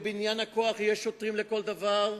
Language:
Hebrew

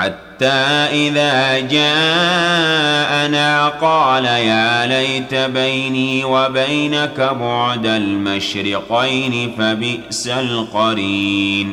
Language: Arabic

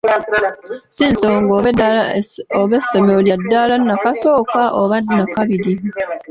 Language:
Ganda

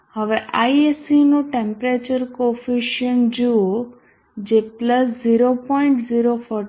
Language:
Gujarati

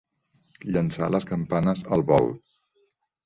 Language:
Catalan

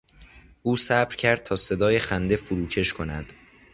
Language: Persian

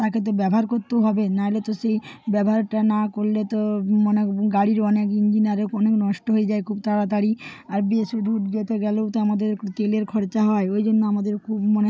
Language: Bangla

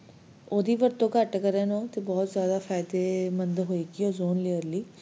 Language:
Punjabi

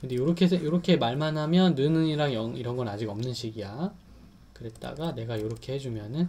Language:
Korean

